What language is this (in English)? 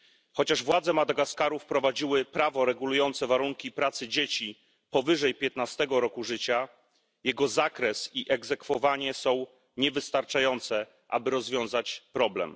Polish